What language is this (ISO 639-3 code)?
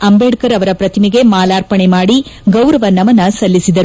kan